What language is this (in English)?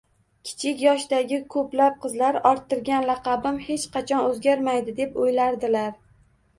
Uzbek